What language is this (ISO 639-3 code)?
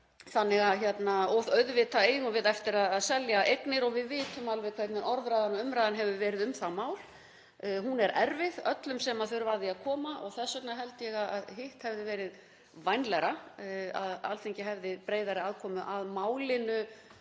isl